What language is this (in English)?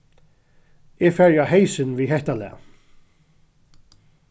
Faroese